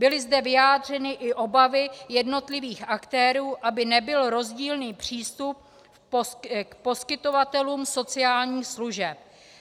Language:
Czech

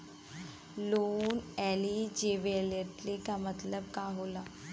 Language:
Bhojpuri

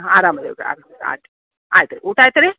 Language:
Kannada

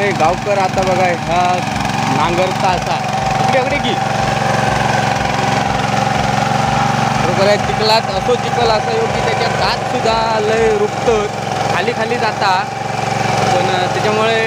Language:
Indonesian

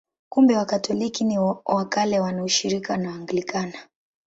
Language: Swahili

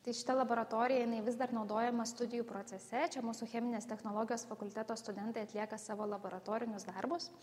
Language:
Lithuanian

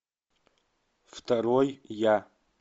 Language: Russian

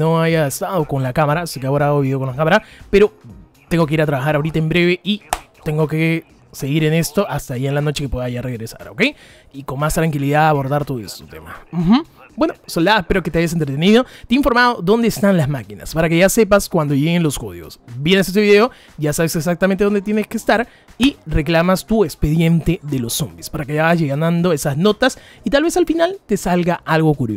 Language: Spanish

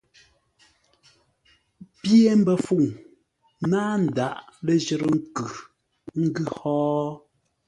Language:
Ngombale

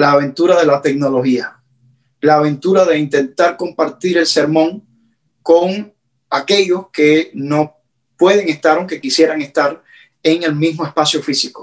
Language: Spanish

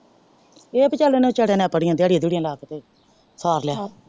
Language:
Punjabi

